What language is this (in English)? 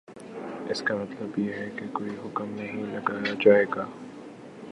Urdu